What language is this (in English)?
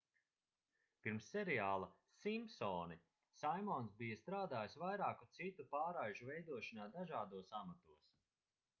Latvian